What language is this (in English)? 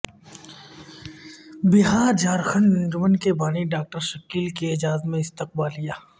Urdu